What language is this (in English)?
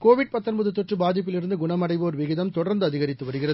Tamil